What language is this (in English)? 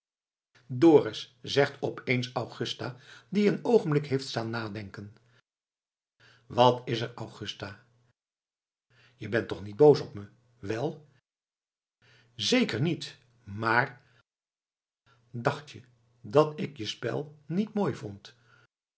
Dutch